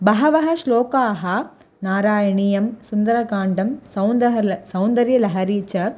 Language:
Sanskrit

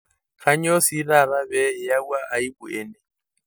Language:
Masai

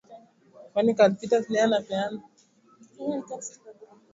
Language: Swahili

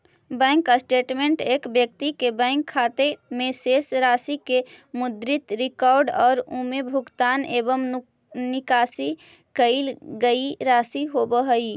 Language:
Magahi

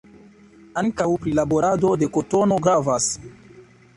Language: Esperanto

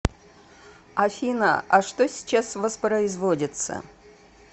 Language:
Russian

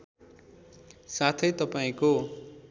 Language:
Nepali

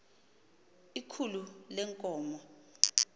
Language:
Xhosa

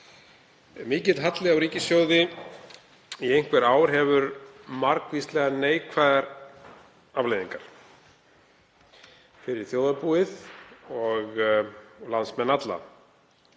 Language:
Icelandic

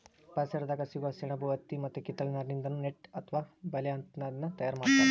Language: Kannada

